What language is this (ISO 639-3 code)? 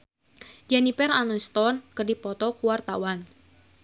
sun